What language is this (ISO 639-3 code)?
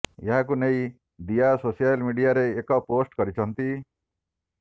ori